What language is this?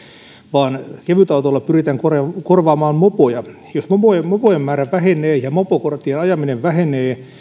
Finnish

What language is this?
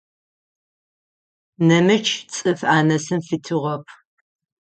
Adyghe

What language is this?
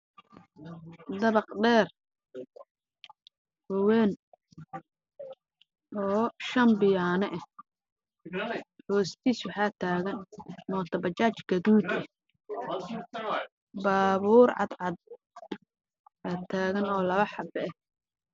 Somali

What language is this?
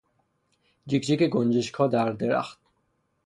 Persian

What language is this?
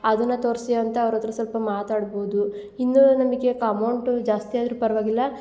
Kannada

